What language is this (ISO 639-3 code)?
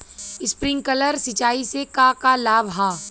bho